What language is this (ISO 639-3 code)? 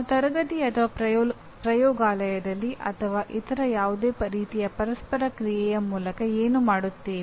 kan